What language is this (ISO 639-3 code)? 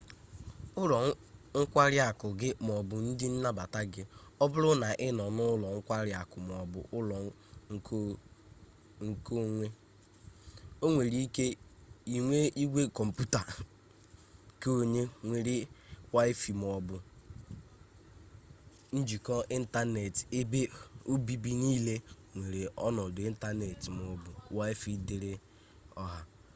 ibo